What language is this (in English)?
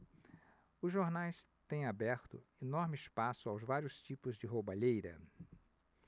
Portuguese